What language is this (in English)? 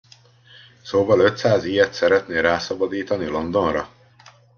Hungarian